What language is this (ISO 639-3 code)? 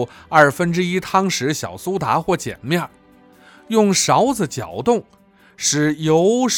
zho